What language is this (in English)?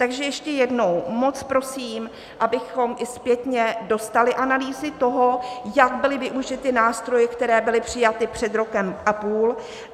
Czech